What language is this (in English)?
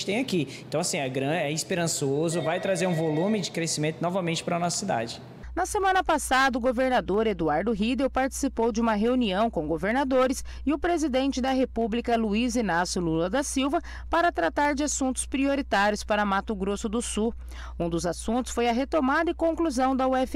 Portuguese